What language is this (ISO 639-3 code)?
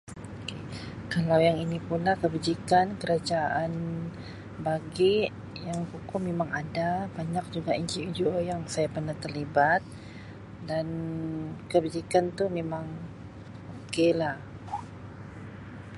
msi